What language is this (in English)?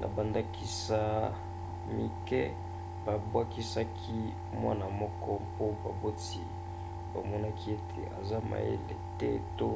Lingala